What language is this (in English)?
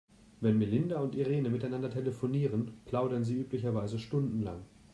German